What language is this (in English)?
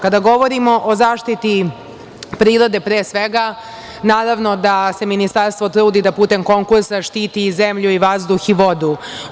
Serbian